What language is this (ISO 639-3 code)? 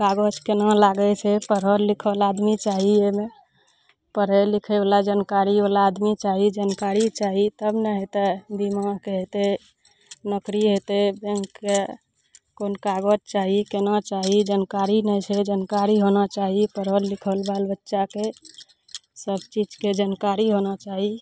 mai